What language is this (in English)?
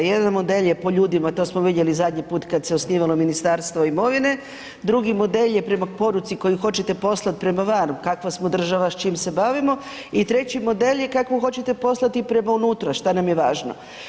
Croatian